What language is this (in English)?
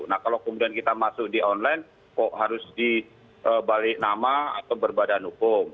Indonesian